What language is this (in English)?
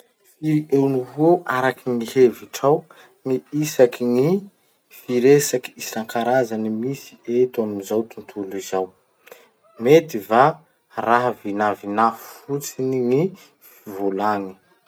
Masikoro Malagasy